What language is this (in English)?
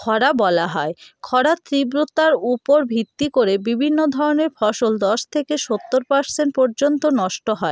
Bangla